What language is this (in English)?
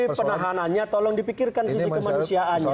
Indonesian